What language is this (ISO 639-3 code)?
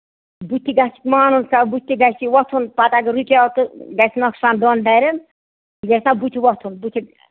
kas